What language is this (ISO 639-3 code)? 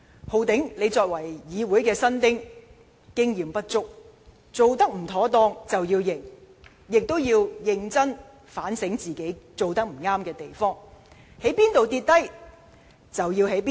yue